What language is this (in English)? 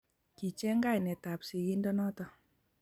Kalenjin